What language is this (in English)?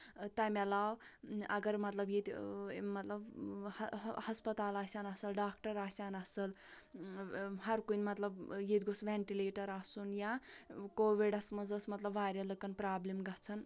Kashmiri